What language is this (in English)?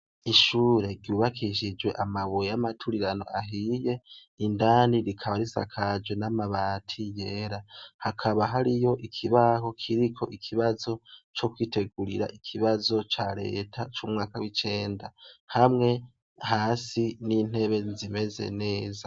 Rundi